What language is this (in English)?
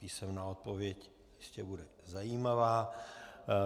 Czech